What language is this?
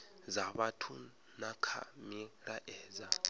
Venda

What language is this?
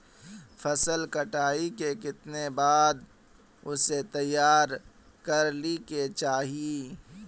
Magahi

